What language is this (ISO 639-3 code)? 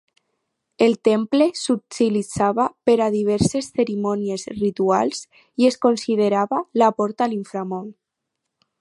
cat